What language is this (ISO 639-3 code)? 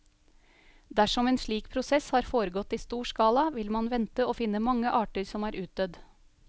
nor